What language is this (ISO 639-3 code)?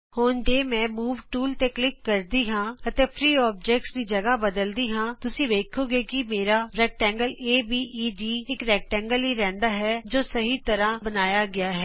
pan